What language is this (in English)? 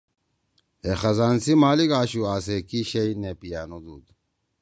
Torwali